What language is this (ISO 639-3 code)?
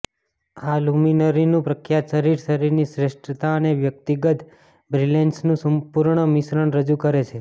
guj